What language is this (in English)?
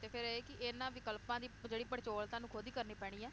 Punjabi